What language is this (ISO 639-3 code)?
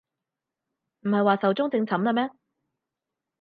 yue